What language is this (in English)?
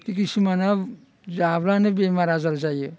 Bodo